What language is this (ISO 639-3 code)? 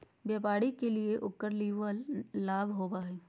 mag